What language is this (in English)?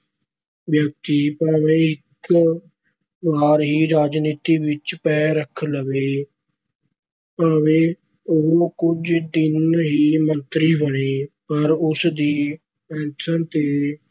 Punjabi